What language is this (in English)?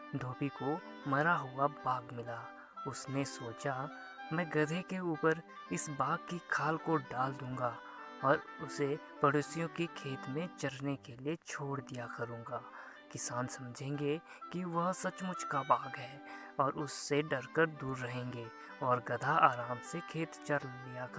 Hindi